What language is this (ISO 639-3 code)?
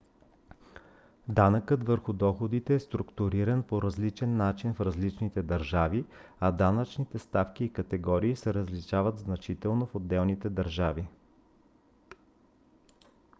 bul